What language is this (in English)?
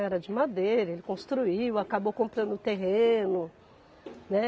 Portuguese